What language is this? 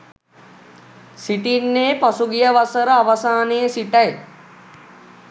Sinhala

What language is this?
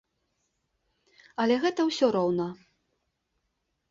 Belarusian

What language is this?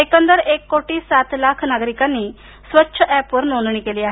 Marathi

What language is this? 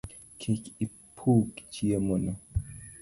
Luo (Kenya and Tanzania)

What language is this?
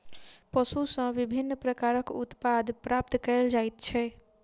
Maithili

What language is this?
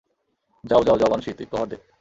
Bangla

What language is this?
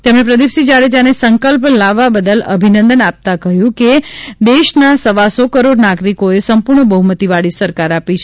Gujarati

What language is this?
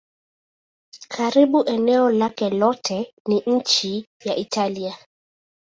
Swahili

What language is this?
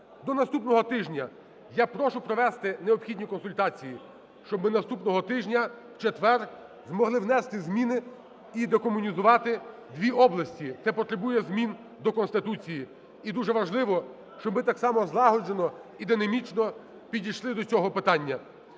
Ukrainian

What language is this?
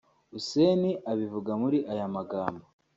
Kinyarwanda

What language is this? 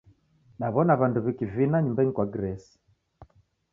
Taita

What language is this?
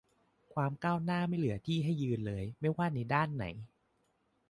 Thai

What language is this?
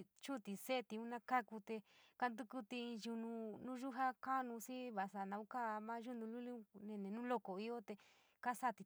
San Miguel El Grande Mixtec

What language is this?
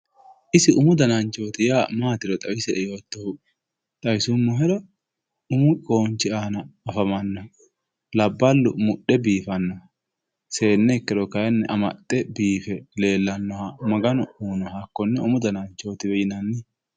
Sidamo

